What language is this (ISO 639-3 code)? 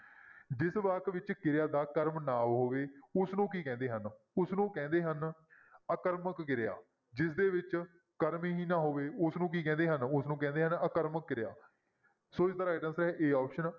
pan